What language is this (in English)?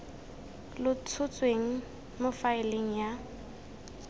Tswana